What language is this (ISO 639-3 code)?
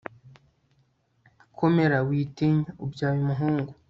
kin